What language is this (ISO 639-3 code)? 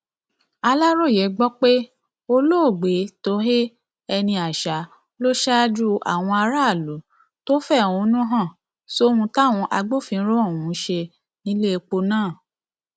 yor